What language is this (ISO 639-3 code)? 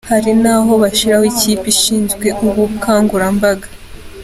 kin